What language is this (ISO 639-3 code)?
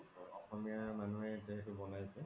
asm